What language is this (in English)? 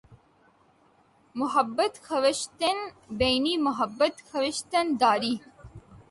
Urdu